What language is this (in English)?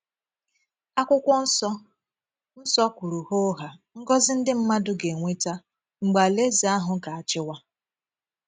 Igbo